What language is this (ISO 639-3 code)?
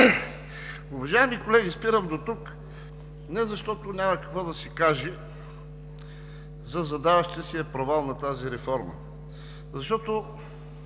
bul